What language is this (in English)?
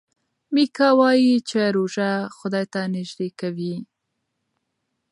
Pashto